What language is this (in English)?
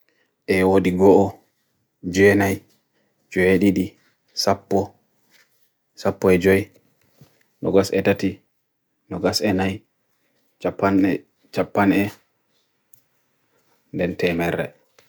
Bagirmi Fulfulde